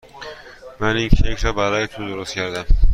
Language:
Persian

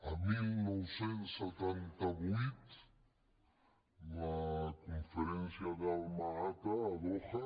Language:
Catalan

